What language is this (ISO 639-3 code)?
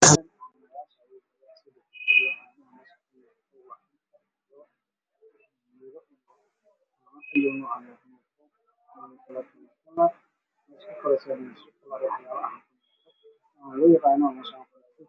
som